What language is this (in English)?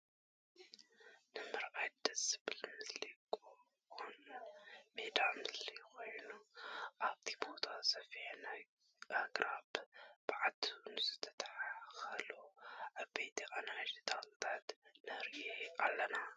Tigrinya